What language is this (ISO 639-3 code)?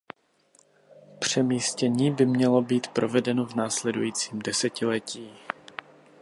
ces